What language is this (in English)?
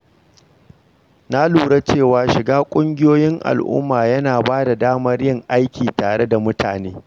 Hausa